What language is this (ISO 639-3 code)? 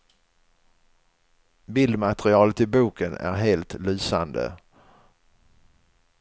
swe